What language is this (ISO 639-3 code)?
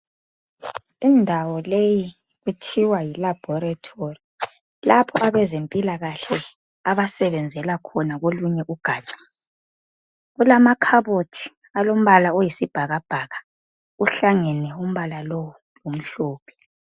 nde